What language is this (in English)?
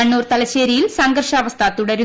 Malayalam